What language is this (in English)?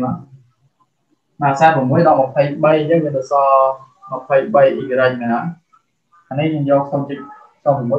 Vietnamese